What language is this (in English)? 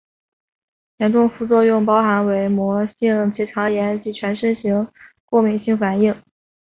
Chinese